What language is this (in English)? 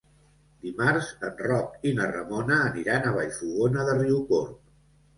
Catalan